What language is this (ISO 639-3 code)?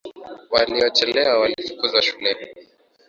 swa